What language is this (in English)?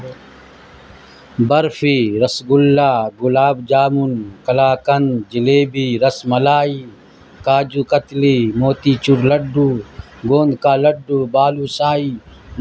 Urdu